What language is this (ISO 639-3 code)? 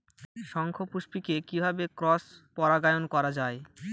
ben